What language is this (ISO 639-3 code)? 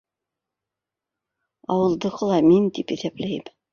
bak